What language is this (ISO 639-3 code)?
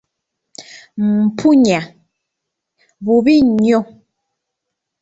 lug